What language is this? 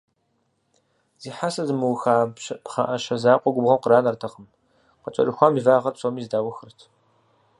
Kabardian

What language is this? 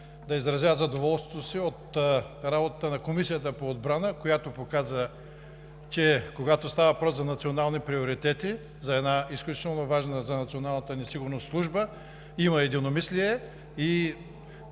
Bulgarian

